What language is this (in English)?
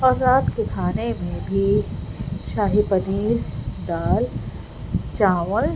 Urdu